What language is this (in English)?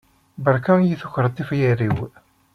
Kabyle